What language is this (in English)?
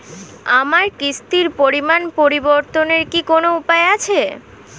Bangla